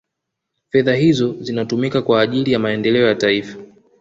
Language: Swahili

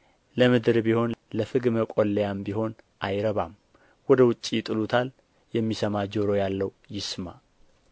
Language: Amharic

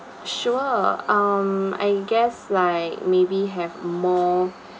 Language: English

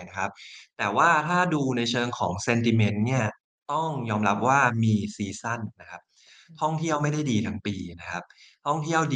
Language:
Thai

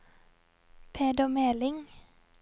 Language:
Norwegian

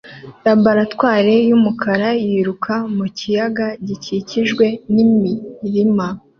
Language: Kinyarwanda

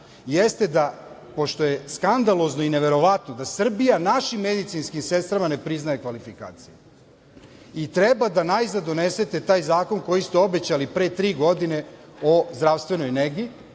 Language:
Serbian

